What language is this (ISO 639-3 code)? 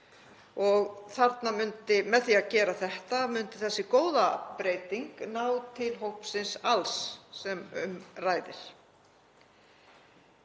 isl